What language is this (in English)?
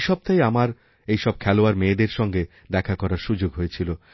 Bangla